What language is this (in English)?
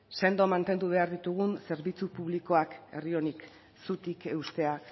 Basque